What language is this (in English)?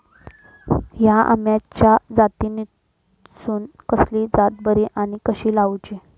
Marathi